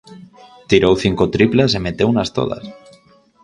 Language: Galician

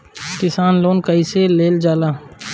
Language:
Bhojpuri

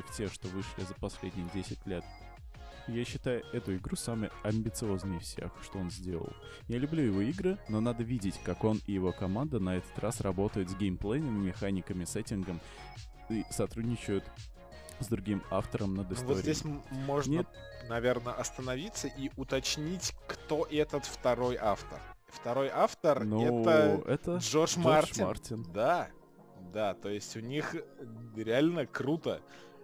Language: Russian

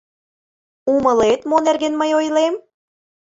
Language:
Mari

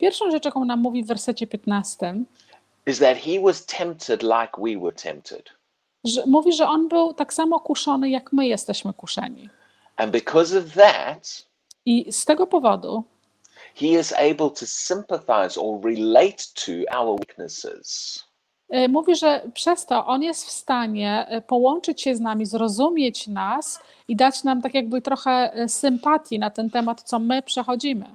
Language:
Polish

